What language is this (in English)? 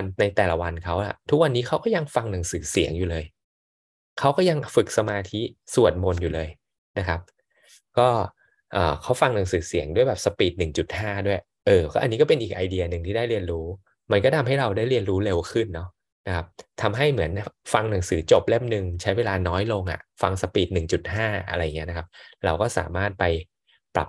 Thai